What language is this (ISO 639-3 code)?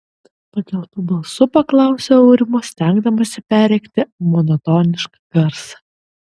lit